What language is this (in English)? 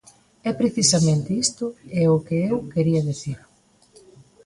Galician